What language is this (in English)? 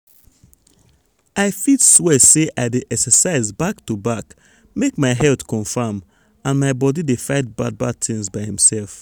Nigerian Pidgin